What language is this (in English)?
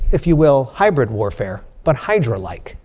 English